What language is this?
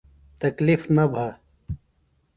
Phalura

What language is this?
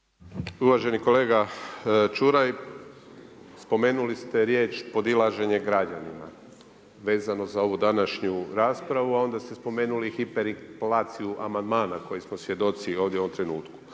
Croatian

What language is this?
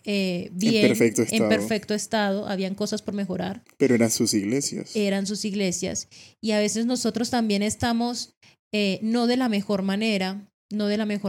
Spanish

